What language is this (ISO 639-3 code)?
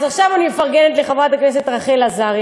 heb